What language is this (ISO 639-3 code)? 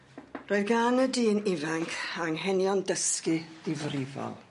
cym